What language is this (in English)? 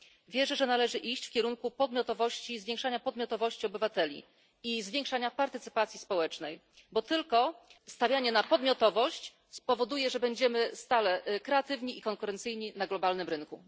Polish